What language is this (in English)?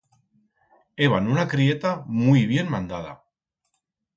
Aragonese